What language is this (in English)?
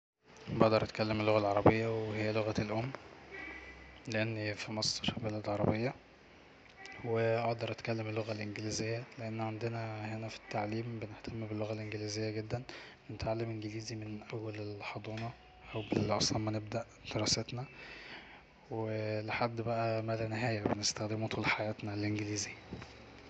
Egyptian Arabic